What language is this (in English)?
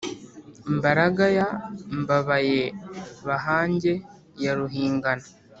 Kinyarwanda